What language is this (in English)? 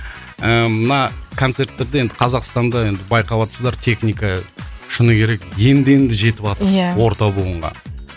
Kazakh